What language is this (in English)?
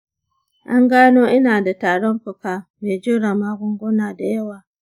Hausa